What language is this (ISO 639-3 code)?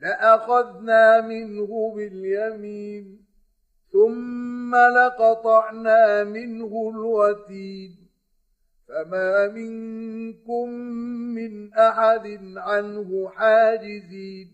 ara